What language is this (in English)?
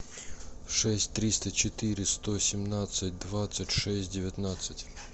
Russian